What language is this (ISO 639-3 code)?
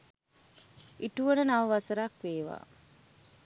sin